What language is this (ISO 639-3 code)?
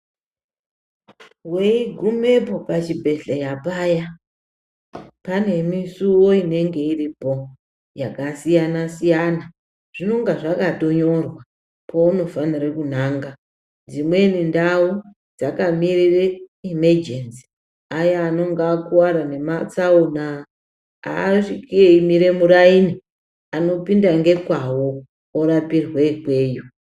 ndc